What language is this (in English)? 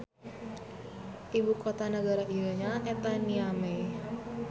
Sundanese